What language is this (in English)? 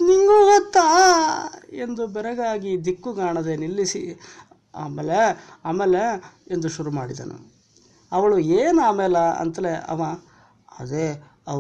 Kannada